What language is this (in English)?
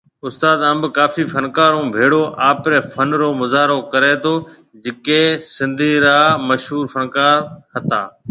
Marwari (Pakistan)